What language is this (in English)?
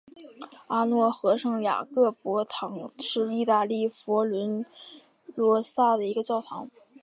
Chinese